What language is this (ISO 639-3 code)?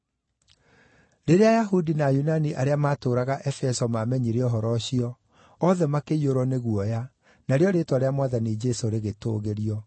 kik